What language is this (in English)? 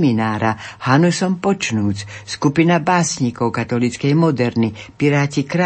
Slovak